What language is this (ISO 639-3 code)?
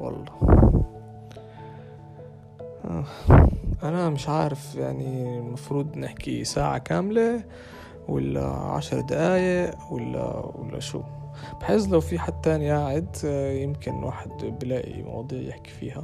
ara